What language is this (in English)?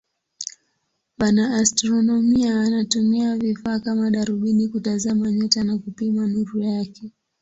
Swahili